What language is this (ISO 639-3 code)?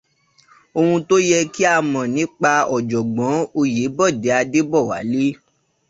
yor